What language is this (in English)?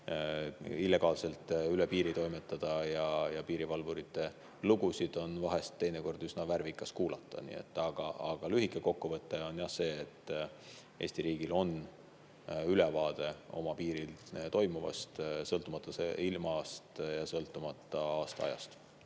Estonian